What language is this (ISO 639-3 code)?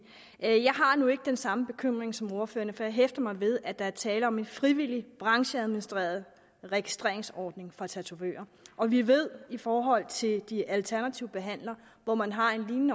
dan